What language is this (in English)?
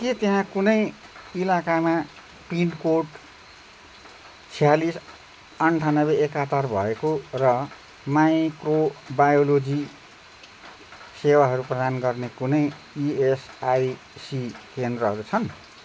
Nepali